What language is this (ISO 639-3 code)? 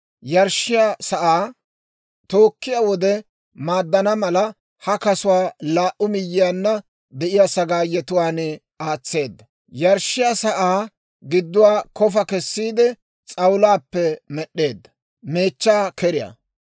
dwr